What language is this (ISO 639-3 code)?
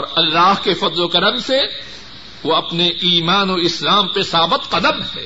urd